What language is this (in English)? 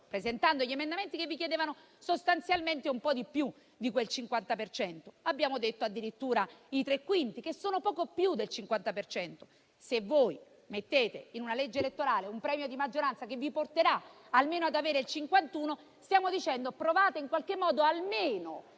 Italian